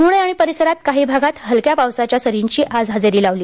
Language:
Marathi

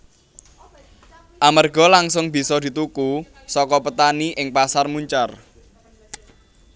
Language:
Javanese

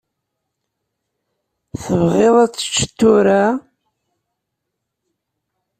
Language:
Kabyle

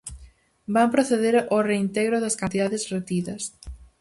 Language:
Galician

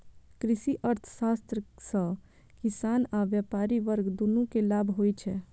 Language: Maithili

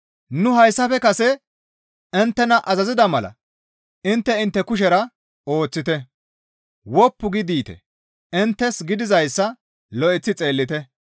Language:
Gamo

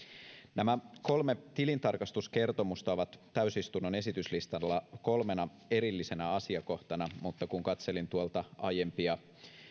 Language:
Finnish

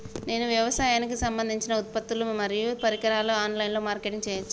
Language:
Telugu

